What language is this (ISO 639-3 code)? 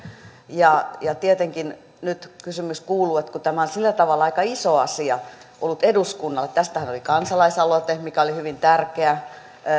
fin